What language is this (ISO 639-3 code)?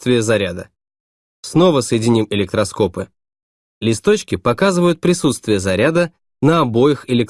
rus